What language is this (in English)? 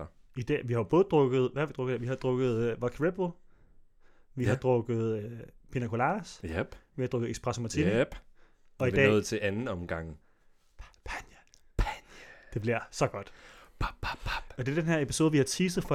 Danish